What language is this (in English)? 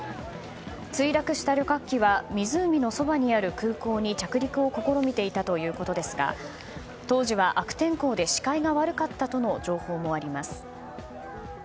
Japanese